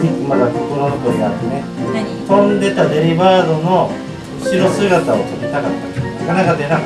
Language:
Japanese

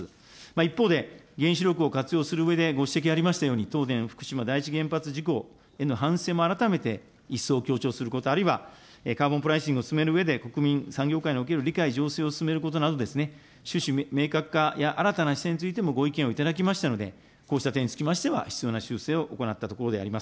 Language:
Japanese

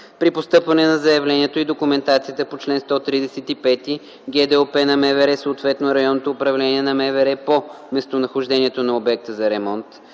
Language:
Bulgarian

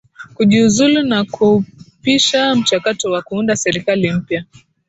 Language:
Swahili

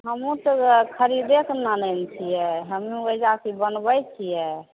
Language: Maithili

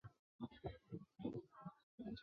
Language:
Chinese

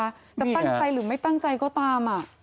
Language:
Thai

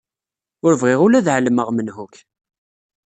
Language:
Kabyle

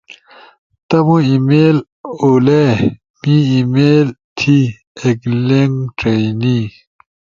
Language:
Ushojo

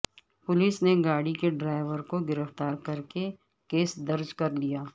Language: Urdu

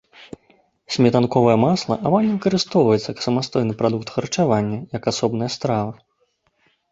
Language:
Belarusian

